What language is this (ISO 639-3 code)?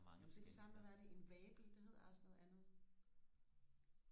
dan